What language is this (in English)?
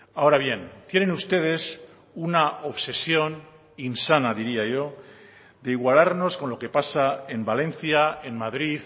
Spanish